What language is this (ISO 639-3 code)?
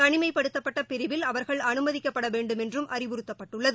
tam